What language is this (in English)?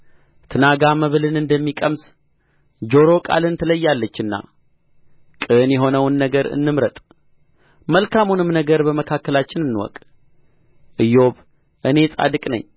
Amharic